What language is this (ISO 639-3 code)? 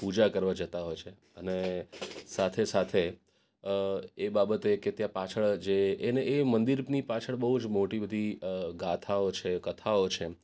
guj